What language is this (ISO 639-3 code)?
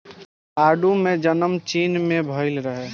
bho